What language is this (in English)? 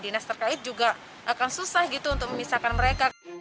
Indonesian